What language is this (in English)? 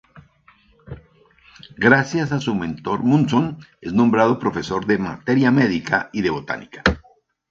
Spanish